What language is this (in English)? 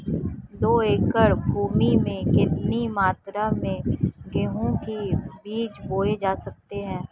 Hindi